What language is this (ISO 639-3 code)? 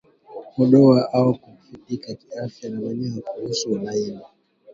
swa